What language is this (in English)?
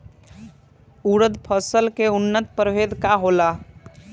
Bhojpuri